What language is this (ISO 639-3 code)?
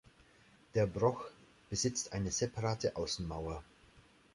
deu